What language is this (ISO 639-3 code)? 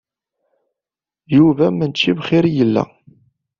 kab